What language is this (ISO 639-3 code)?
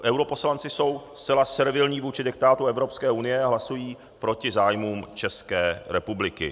ces